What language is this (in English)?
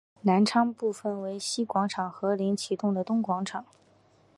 Chinese